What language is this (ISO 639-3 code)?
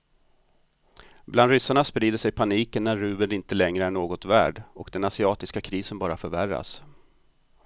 swe